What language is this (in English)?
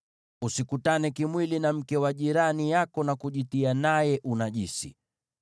Swahili